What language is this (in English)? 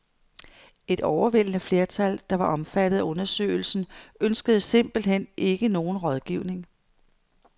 Danish